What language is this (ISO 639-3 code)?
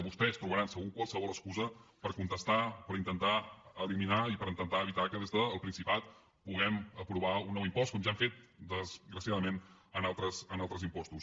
cat